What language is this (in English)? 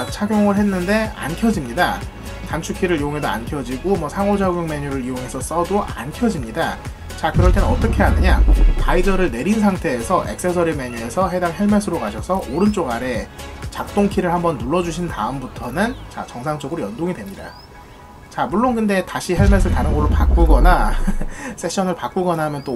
Korean